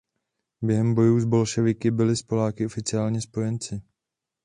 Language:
Czech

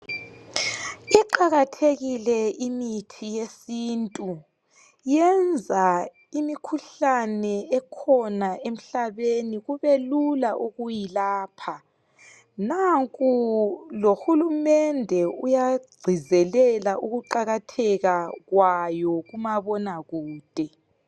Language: North Ndebele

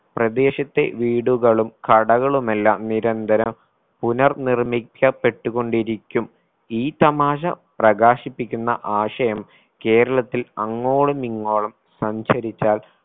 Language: Malayalam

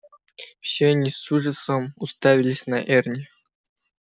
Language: Russian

